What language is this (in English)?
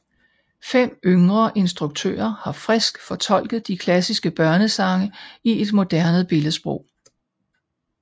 Danish